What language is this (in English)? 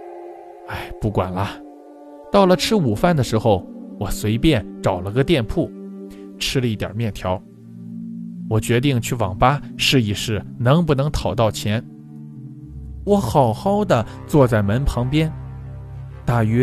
Chinese